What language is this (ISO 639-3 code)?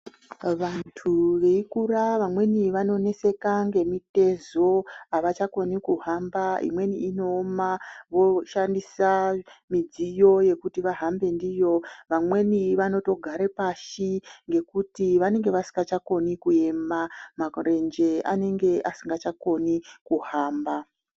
ndc